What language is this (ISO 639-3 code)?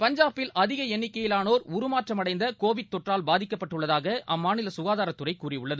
tam